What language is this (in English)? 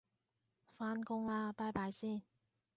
Cantonese